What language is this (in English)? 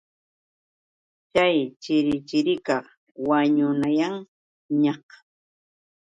Yauyos Quechua